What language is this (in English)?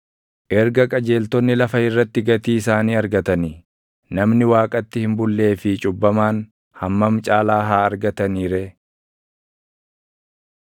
Oromo